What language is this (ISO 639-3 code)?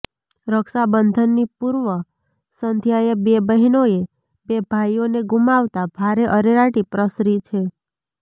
guj